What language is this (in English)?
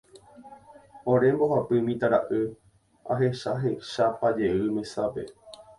Guarani